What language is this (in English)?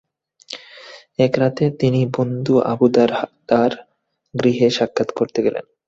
Bangla